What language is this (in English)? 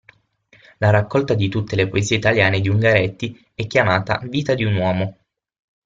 Italian